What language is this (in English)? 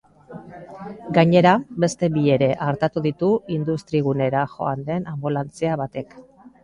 Basque